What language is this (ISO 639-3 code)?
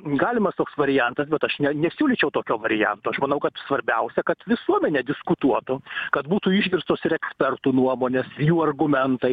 lit